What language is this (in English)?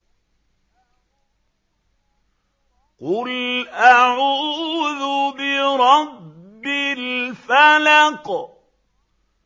Arabic